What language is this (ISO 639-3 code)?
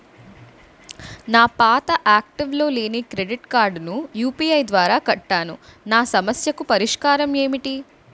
tel